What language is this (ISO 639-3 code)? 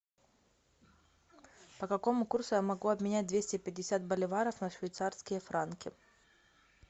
rus